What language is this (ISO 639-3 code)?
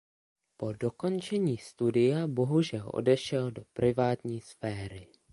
ces